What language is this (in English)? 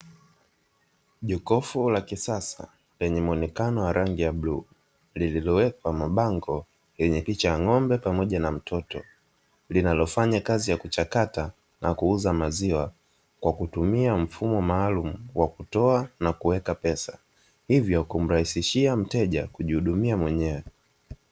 Swahili